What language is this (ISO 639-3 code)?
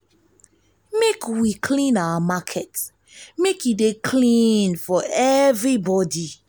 pcm